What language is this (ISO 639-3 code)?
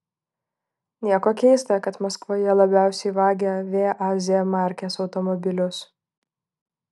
lit